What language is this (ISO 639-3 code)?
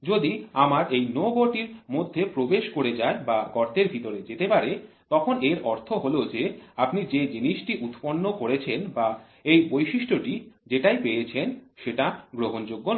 ben